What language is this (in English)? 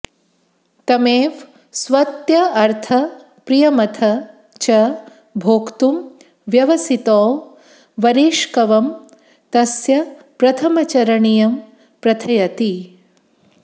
Sanskrit